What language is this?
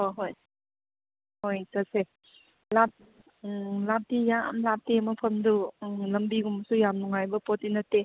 Manipuri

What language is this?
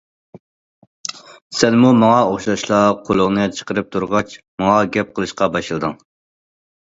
Uyghur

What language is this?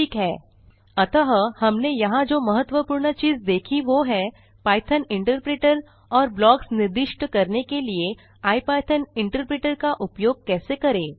Hindi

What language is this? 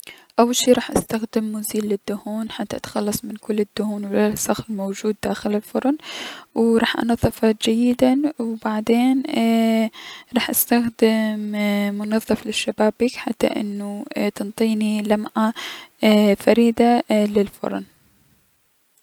Mesopotamian Arabic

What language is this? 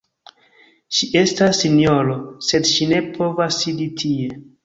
Esperanto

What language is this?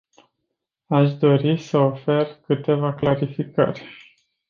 Romanian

